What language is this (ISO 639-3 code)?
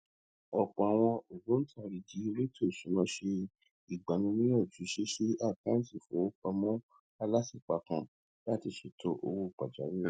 yor